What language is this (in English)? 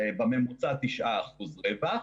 Hebrew